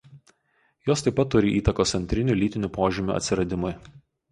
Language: Lithuanian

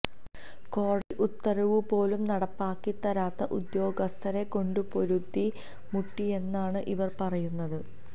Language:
Malayalam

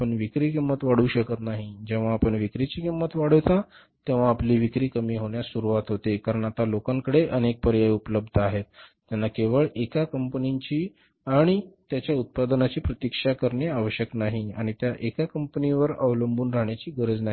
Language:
Marathi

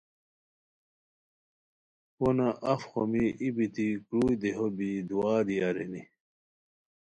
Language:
Khowar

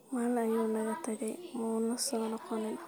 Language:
Somali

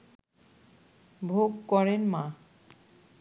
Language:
Bangla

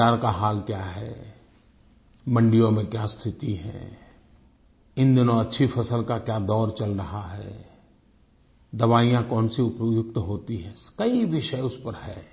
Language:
Hindi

